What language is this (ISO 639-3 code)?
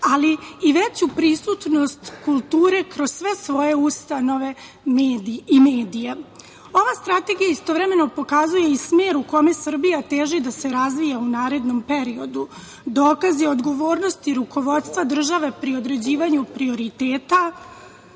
srp